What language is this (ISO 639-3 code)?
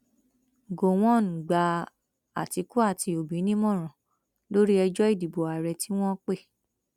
yor